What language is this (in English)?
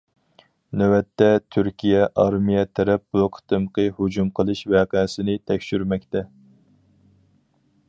Uyghur